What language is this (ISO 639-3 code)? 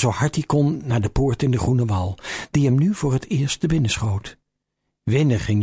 nld